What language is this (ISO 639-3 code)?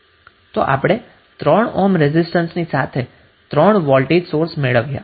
guj